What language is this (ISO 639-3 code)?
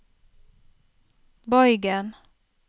nor